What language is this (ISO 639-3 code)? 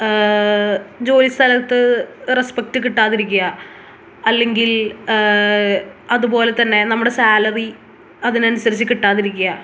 mal